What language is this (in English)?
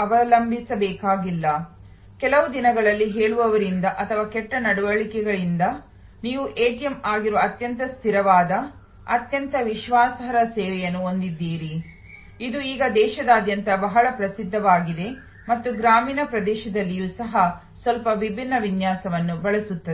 Kannada